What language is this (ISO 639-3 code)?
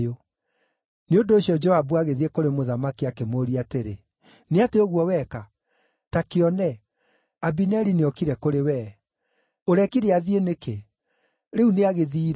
kik